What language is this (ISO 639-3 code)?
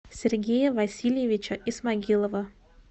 rus